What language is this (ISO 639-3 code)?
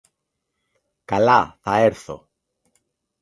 ell